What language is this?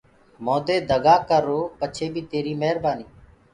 Gurgula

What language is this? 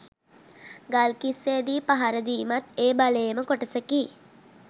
Sinhala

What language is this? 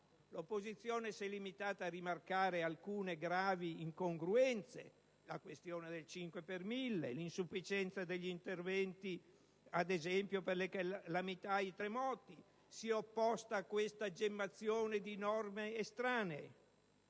Italian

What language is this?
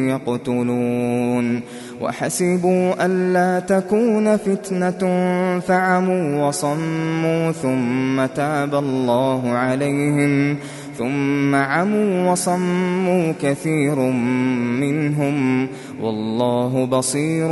Arabic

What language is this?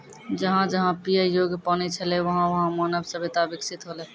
Maithili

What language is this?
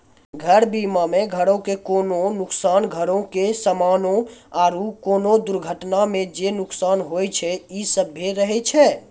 Maithili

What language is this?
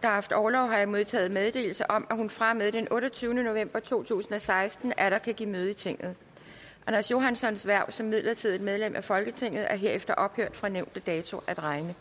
Danish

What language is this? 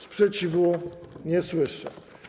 Polish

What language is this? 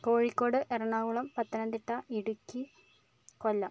Malayalam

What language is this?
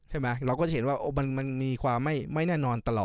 Thai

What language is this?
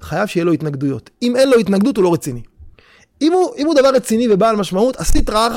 Hebrew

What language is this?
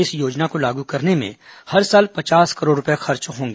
Hindi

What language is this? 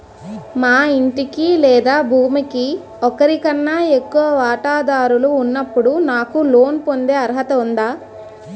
Telugu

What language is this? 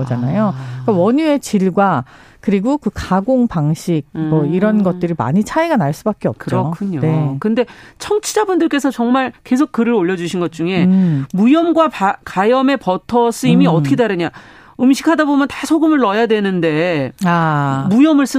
Korean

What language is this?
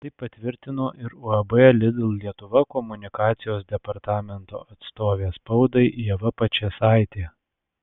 Lithuanian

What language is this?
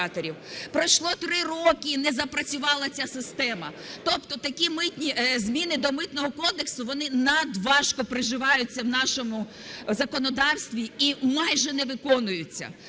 Ukrainian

